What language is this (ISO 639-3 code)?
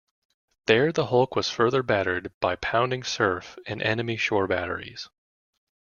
eng